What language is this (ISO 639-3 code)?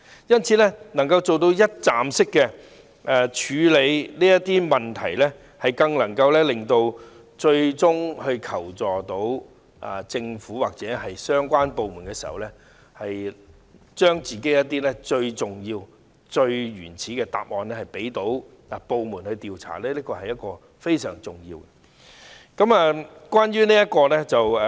yue